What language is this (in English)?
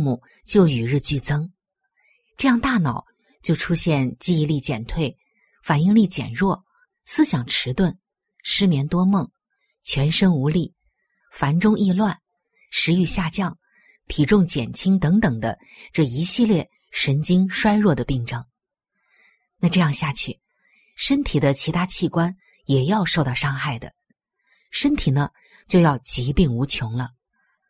Chinese